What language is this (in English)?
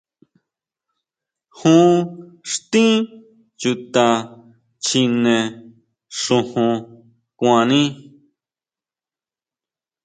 Huautla Mazatec